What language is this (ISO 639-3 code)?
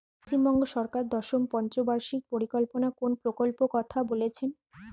ben